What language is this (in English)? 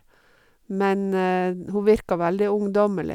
Norwegian